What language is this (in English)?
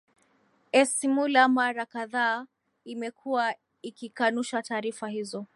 Swahili